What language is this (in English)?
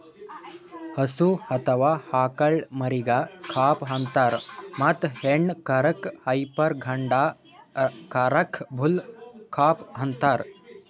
Kannada